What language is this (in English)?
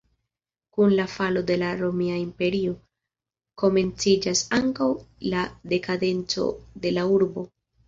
Esperanto